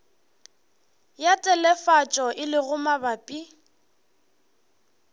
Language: Northern Sotho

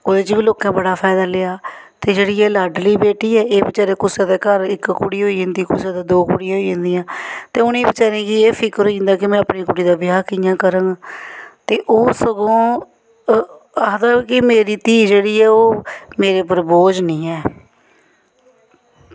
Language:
Dogri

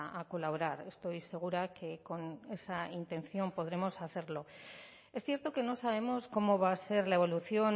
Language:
Spanish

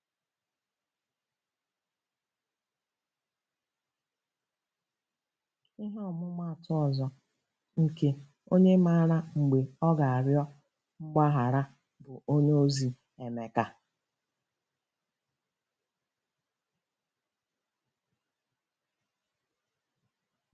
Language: Igbo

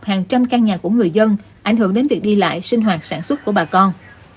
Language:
Vietnamese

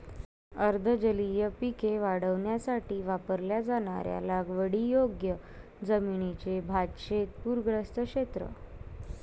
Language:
Marathi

